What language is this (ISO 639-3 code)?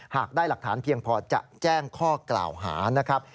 tha